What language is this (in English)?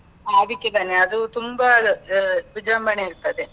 Kannada